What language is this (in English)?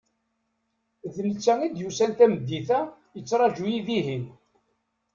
Kabyle